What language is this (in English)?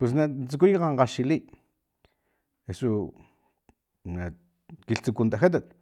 Filomena Mata-Coahuitlán Totonac